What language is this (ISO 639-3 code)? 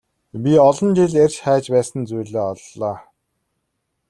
mon